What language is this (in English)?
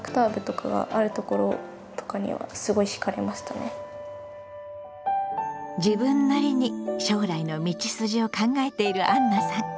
Japanese